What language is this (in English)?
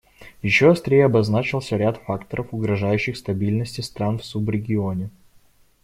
Russian